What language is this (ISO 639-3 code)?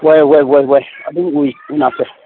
mni